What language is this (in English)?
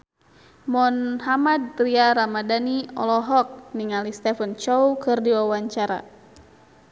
Sundanese